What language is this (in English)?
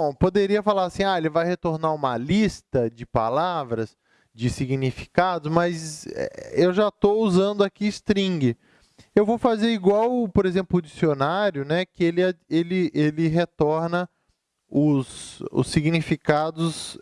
Portuguese